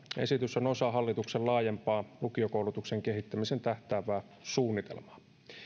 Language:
Finnish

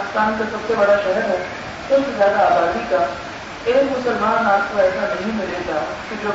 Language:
Urdu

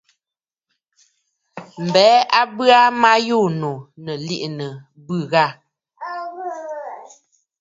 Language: Bafut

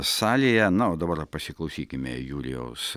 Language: Lithuanian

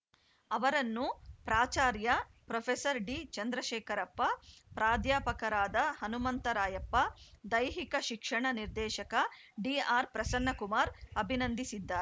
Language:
Kannada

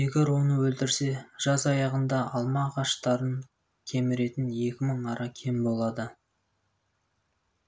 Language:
Kazakh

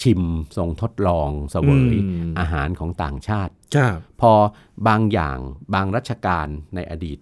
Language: Thai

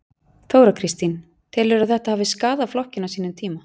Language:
Icelandic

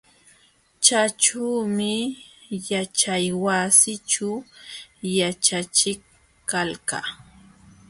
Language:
Jauja Wanca Quechua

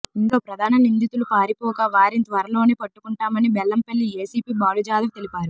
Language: Telugu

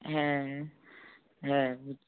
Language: Bangla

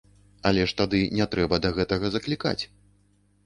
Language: Belarusian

